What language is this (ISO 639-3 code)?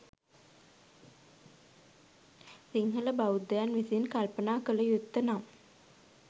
sin